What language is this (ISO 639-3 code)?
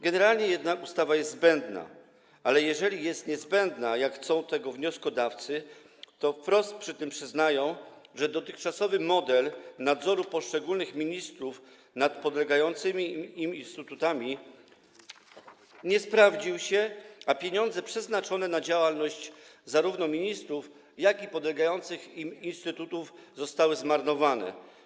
pol